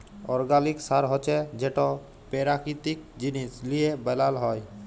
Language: Bangla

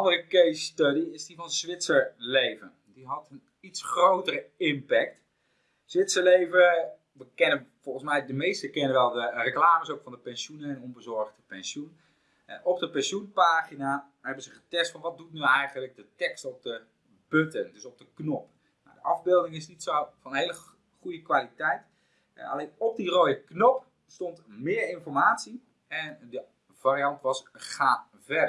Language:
Dutch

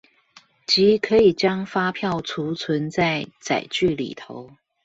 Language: Chinese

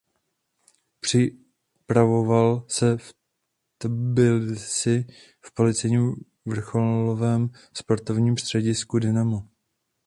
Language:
Czech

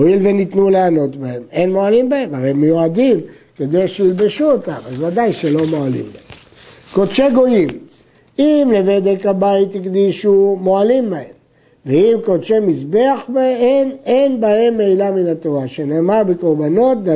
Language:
Hebrew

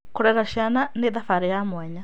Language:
Kikuyu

